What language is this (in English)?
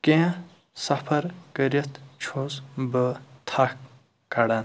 Kashmiri